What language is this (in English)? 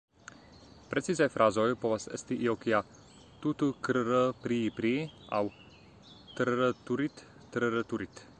Esperanto